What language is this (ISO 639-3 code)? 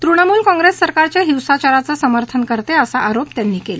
mar